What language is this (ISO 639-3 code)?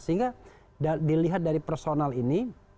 ind